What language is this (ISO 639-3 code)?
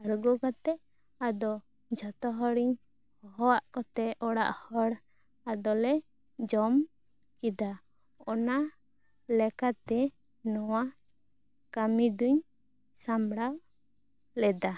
sat